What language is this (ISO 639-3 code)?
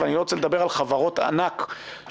heb